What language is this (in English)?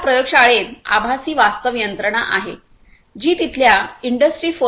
Marathi